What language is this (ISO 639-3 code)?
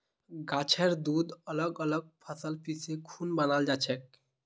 mag